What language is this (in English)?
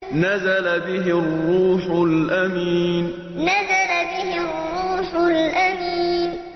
Arabic